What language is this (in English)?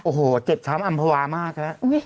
Thai